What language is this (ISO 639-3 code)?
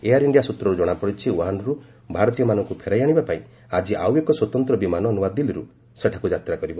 ori